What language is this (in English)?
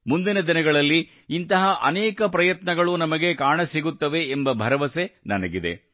Kannada